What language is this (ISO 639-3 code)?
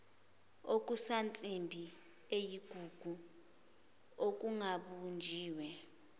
zul